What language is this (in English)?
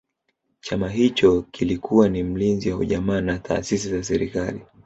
Swahili